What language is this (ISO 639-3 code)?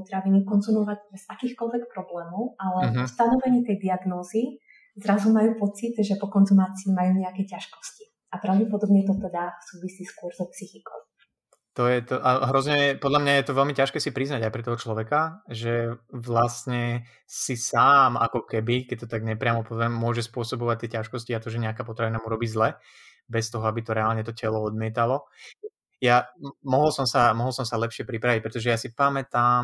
slk